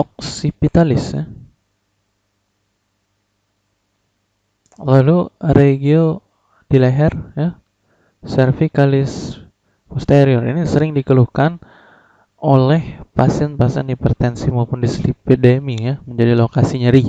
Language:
Indonesian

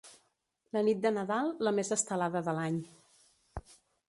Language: Catalan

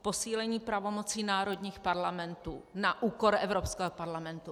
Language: Czech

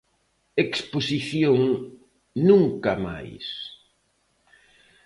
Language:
Galician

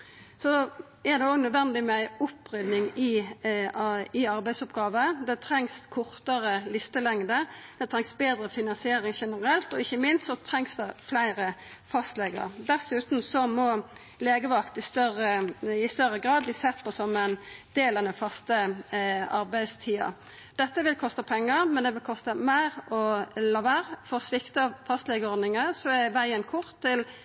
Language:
Norwegian Nynorsk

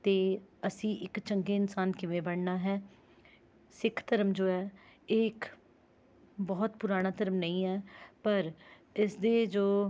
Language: Punjabi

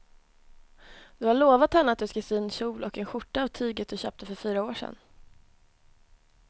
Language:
Swedish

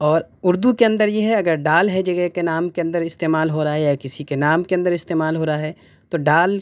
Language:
Urdu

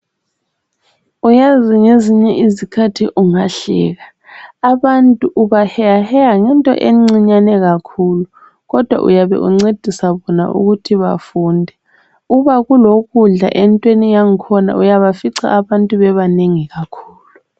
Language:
North Ndebele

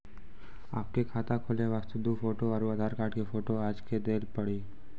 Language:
Maithili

